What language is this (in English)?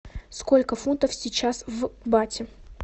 Russian